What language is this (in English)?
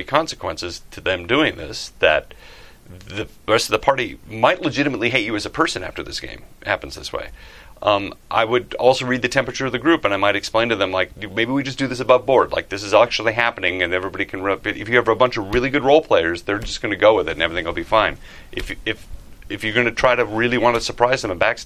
English